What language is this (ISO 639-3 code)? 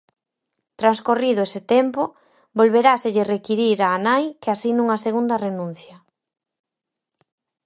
glg